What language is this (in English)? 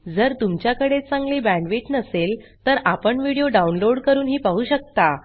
Marathi